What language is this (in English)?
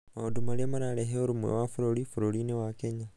Kikuyu